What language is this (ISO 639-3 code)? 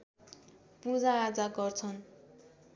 nep